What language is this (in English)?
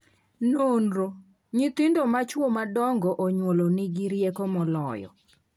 Luo (Kenya and Tanzania)